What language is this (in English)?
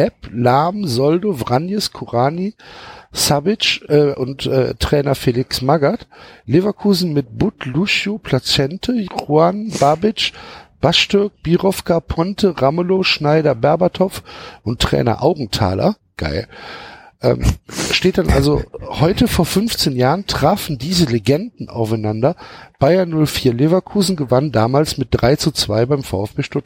German